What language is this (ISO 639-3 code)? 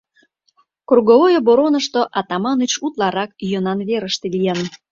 chm